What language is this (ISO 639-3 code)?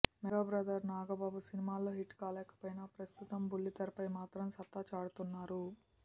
tel